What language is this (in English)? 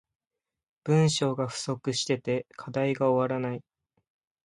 Japanese